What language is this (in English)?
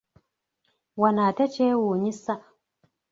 Ganda